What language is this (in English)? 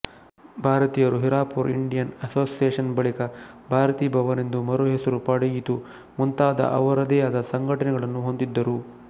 Kannada